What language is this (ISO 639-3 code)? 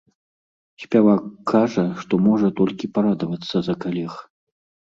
bel